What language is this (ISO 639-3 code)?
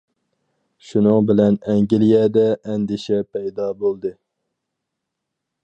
uig